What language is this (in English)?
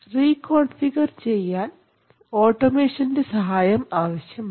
Malayalam